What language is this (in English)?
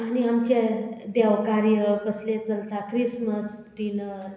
Konkani